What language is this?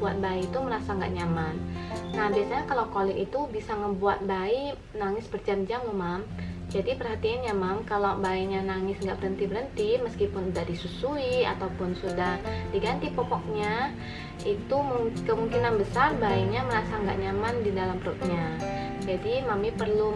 Indonesian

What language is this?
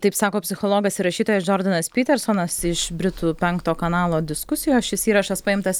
Lithuanian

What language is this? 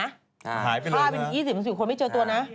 Thai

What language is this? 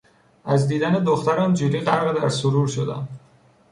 Persian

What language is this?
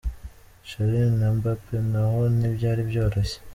Kinyarwanda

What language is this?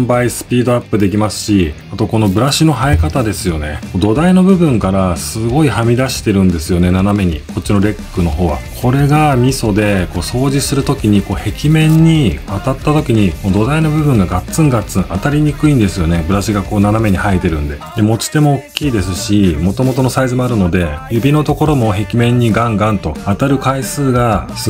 Japanese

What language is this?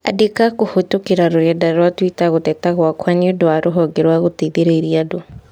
Kikuyu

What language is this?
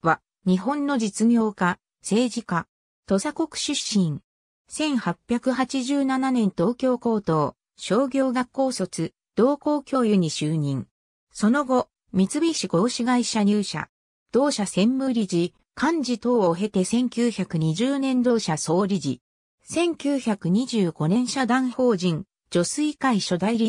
Japanese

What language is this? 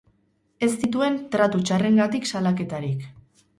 Basque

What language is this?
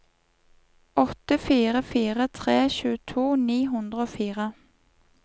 Norwegian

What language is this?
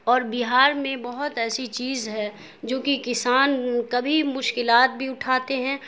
Urdu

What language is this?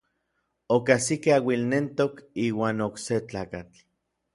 Orizaba Nahuatl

